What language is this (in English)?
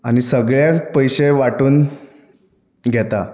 Konkani